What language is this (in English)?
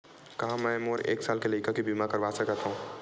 Chhattisgarhi